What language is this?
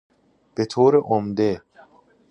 Persian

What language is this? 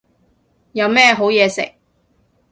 Cantonese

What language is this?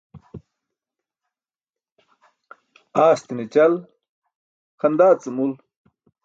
Burushaski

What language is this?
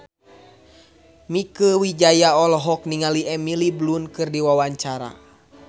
Sundanese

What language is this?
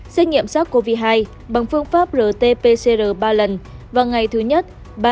Vietnamese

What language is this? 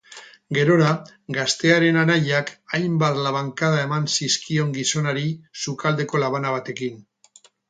Basque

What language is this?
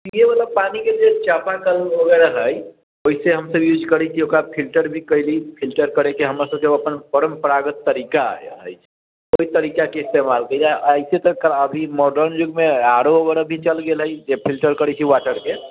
Maithili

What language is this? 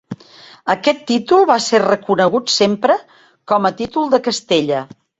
Catalan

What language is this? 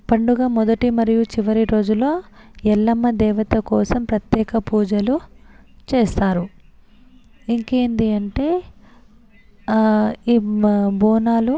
Telugu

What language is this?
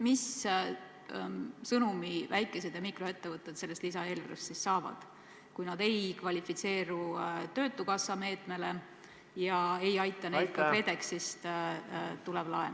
Estonian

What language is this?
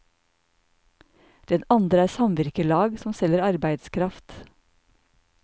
Norwegian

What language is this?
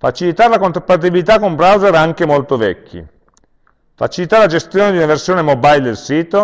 Italian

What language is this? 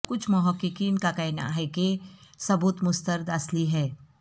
Urdu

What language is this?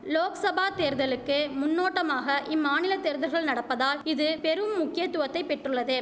Tamil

